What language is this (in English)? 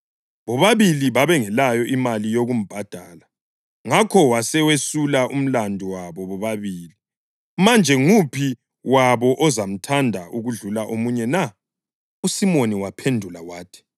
North Ndebele